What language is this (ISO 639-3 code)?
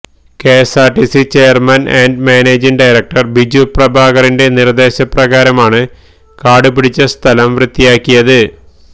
mal